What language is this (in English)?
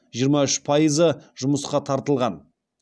Kazakh